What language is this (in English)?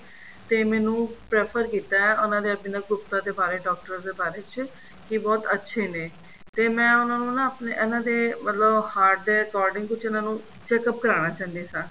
Punjabi